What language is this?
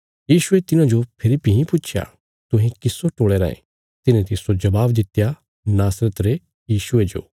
Bilaspuri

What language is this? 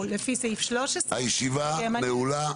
Hebrew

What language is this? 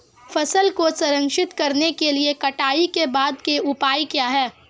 Hindi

